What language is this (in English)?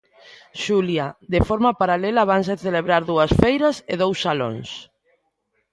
Galician